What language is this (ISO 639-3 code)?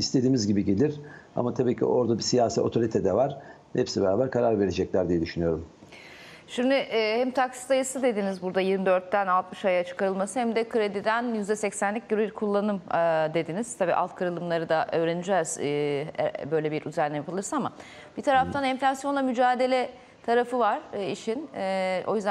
tur